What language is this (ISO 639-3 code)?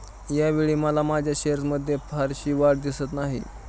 mar